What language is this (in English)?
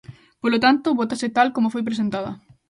Galician